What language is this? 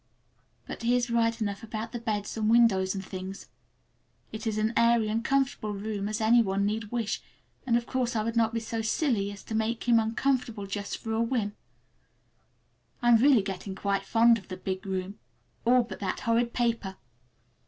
English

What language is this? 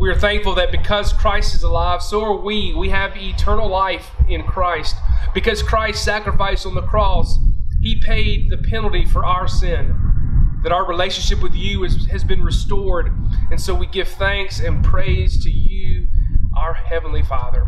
English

